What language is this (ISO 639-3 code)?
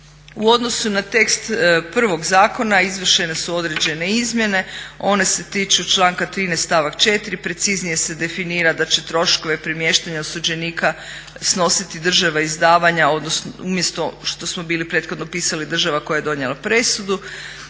hrv